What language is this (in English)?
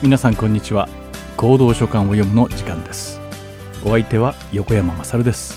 Japanese